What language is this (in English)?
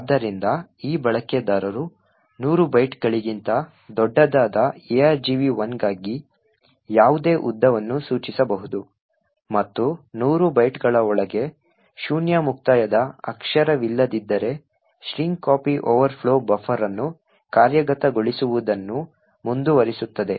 Kannada